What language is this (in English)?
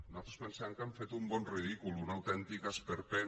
Catalan